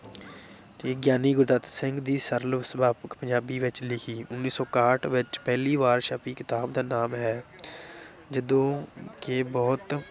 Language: Punjabi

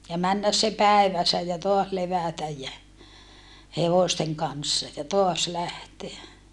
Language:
Finnish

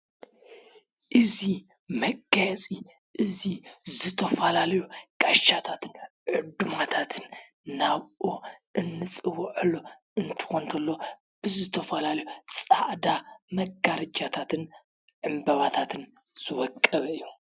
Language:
Tigrinya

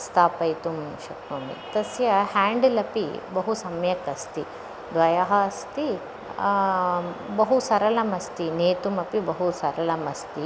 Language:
Sanskrit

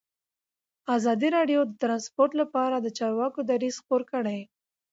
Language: Pashto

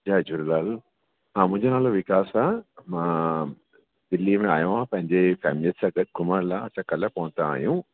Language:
Sindhi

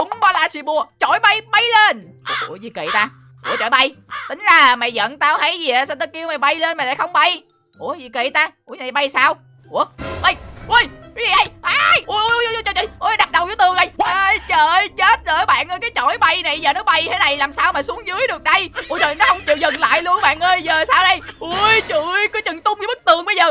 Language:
Vietnamese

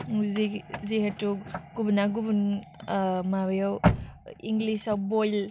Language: Bodo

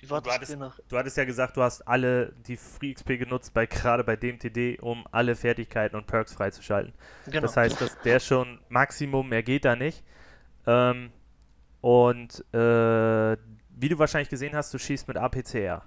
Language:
German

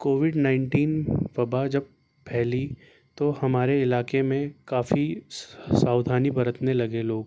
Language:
Urdu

